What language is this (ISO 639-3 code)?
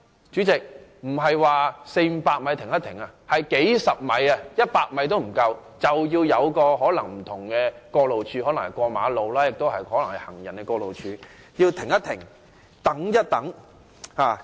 yue